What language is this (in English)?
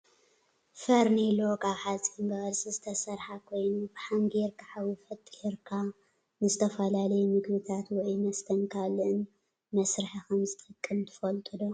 Tigrinya